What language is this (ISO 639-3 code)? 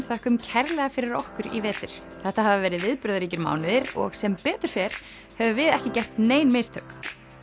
isl